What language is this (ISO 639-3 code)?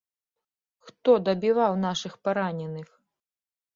bel